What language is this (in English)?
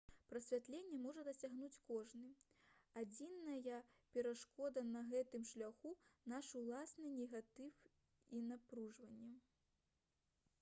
Belarusian